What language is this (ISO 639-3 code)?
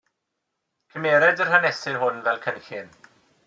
cym